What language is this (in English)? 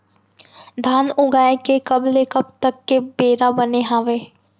Chhattisgarhi